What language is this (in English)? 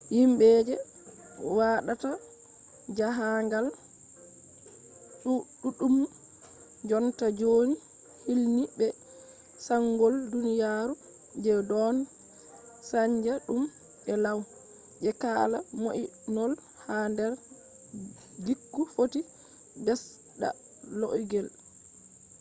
Fula